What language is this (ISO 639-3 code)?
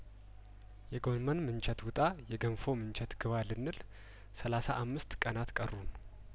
amh